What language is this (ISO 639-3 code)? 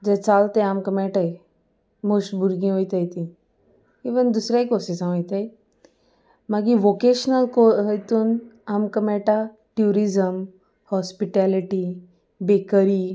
kok